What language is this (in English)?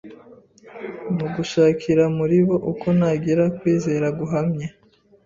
Kinyarwanda